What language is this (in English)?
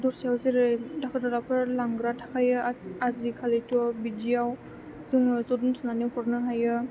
Bodo